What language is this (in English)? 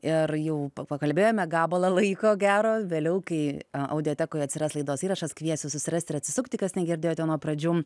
Lithuanian